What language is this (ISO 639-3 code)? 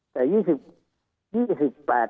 tha